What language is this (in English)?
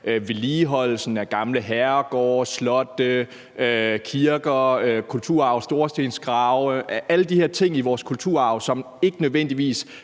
Danish